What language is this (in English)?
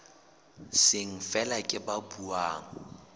Southern Sotho